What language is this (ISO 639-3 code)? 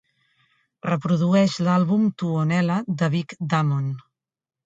cat